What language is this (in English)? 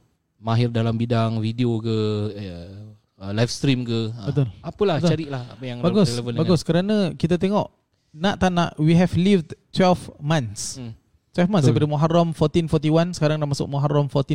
Malay